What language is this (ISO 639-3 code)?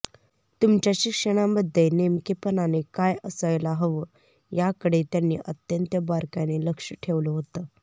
mar